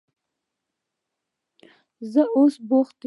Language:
Pashto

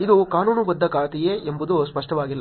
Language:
Kannada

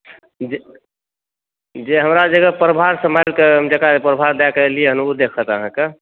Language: Maithili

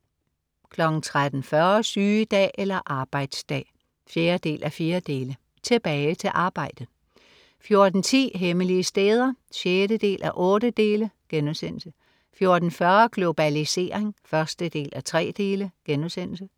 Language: Danish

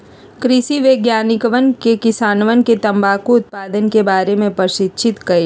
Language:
Magahi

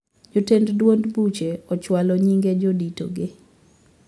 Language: Luo (Kenya and Tanzania)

